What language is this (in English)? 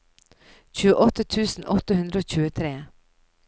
Norwegian